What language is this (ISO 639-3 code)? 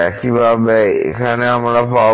ben